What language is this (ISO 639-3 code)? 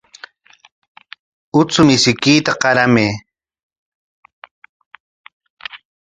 qwa